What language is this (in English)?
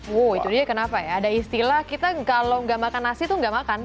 Indonesian